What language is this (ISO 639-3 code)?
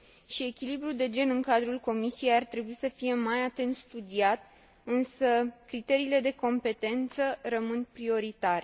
ron